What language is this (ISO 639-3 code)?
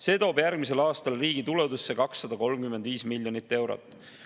est